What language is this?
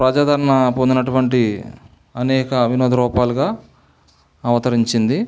Telugu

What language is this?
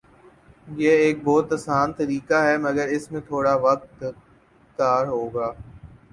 Urdu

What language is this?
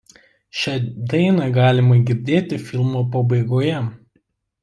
Lithuanian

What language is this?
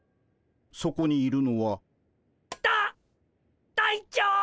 Japanese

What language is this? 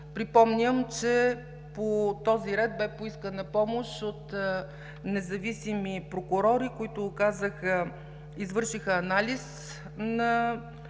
Bulgarian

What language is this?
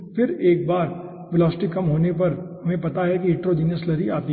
Hindi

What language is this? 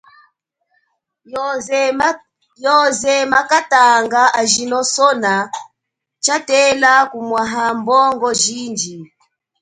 Chokwe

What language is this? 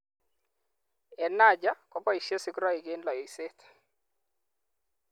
Kalenjin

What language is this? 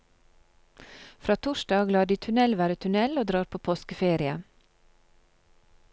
Norwegian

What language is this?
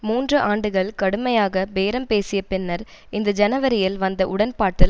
Tamil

